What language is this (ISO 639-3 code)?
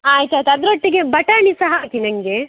kan